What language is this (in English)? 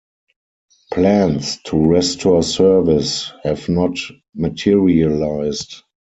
English